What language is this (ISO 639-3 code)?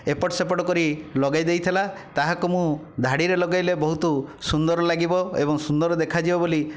ori